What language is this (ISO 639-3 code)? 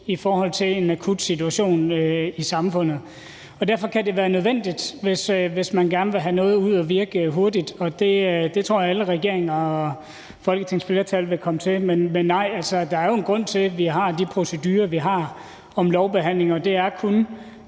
dan